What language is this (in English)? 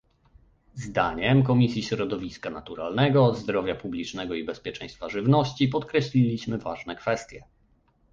Polish